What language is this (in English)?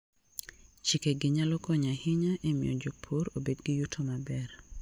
Luo (Kenya and Tanzania)